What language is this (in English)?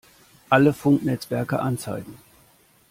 German